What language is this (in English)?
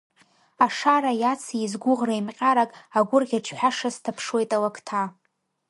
Abkhazian